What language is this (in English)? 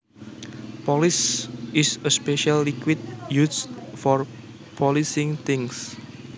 Javanese